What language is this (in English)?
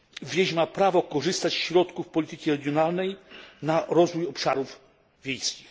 Polish